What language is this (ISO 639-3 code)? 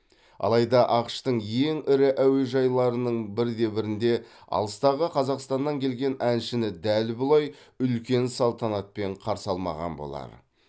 kaz